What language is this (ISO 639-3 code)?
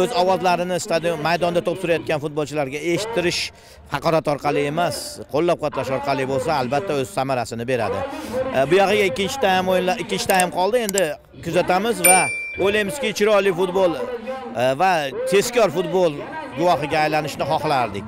tur